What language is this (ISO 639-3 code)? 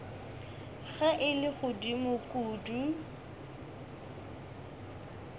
nso